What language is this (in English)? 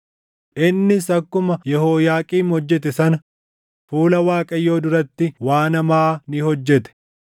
Oromo